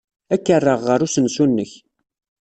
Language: Kabyle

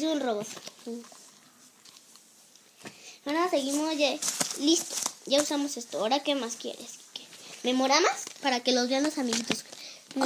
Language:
Spanish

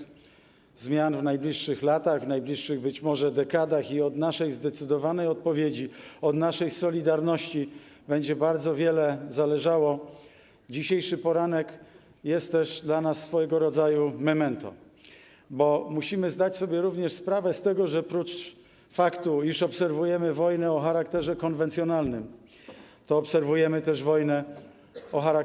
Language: Polish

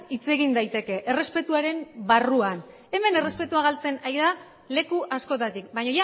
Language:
Basque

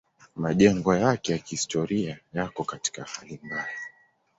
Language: Swahili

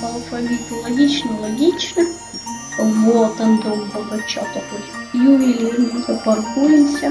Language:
Russian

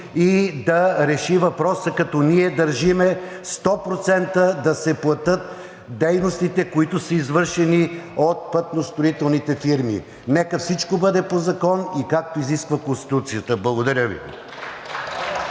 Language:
Bulgarian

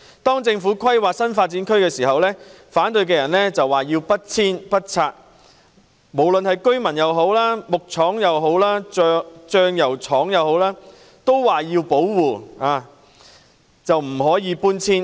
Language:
Cantonese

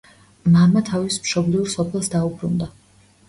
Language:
Georgian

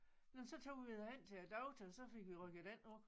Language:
Danish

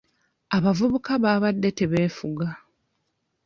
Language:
Ganda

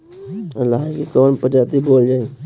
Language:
Bhojpuri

